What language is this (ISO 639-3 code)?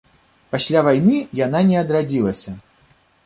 bel